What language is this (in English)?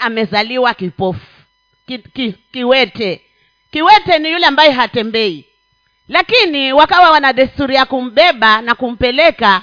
Swahili